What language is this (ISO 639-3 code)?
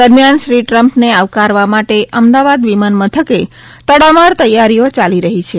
guj